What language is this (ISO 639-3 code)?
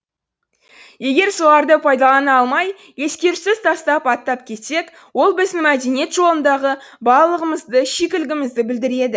kaz